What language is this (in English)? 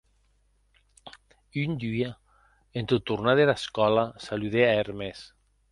Occitan